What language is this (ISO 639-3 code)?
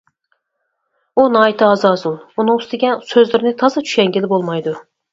uig